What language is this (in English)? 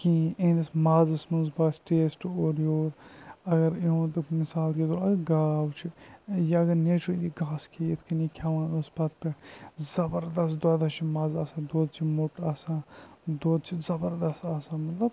Kashmiri